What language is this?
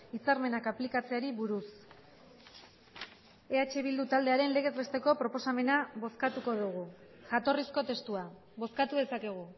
Basque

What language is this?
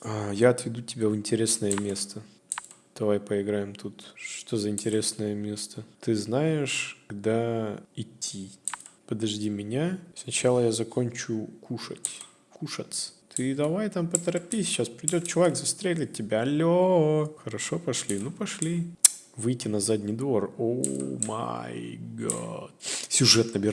Russian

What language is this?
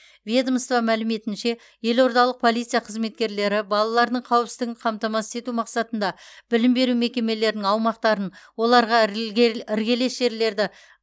Kazakh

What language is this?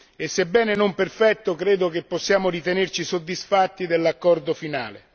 Italian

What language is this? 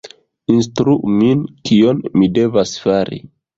Esperanto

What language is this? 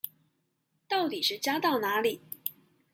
Chinese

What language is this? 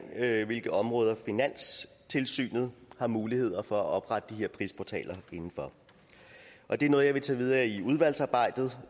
Danish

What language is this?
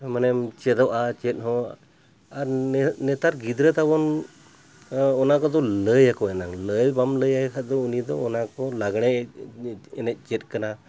Santali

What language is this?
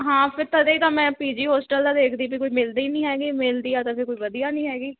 Punjabi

